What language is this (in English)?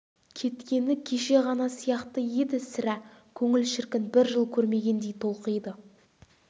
Kazakh